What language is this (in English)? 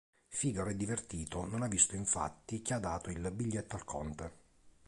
Italian